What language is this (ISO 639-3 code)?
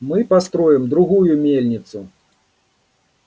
rus